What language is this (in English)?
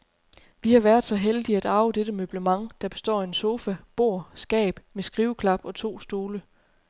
Danish